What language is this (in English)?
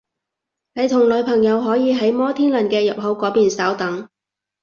Cantonese